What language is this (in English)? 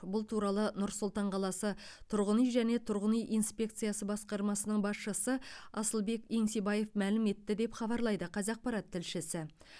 Kazakh